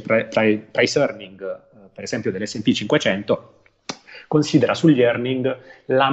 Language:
Italian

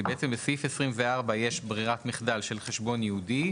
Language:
Hebrew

